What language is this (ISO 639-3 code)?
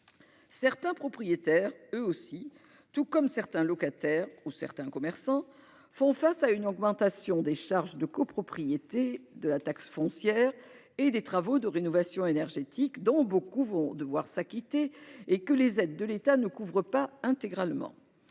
fra